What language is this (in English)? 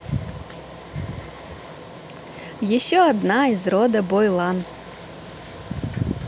Russian